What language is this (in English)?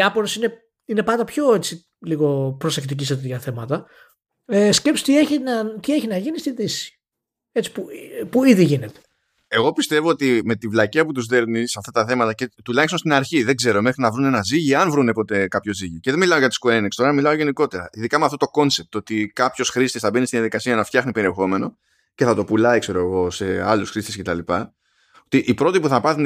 Greek